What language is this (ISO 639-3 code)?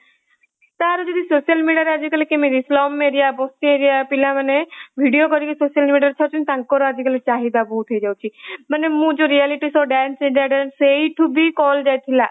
ori